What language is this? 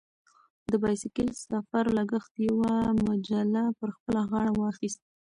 Pashto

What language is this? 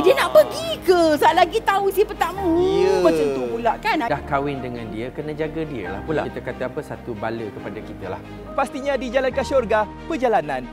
Malay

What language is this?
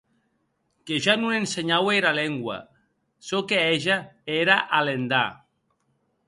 Occitan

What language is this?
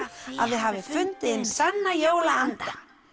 Icelandic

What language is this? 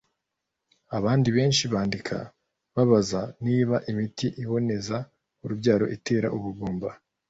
Kinyarwanda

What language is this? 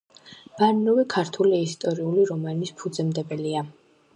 Georgian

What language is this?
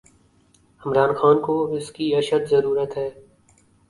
Urdu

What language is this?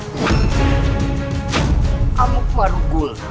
Indonesian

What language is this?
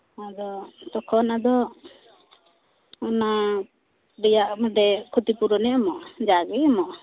Santali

